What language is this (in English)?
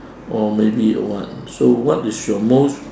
English